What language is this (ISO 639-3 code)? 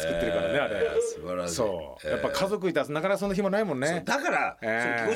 jpn